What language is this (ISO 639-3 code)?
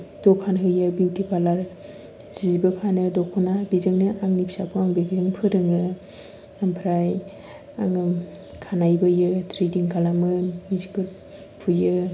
brx